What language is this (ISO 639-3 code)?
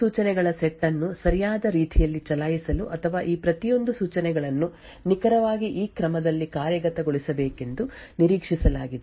kan